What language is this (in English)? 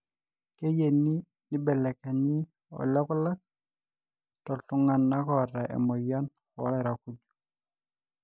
Masai